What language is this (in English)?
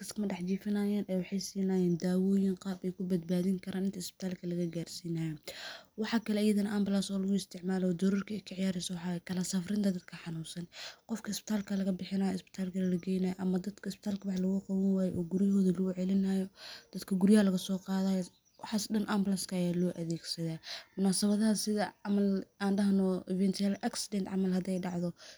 Somali